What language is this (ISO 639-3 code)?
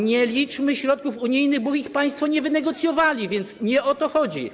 pol